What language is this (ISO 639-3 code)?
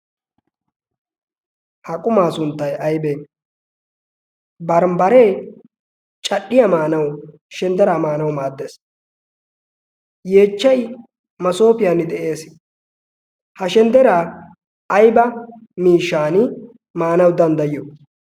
wal